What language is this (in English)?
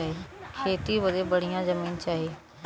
Bhojpuri